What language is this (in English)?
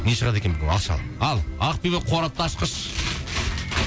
Kazakh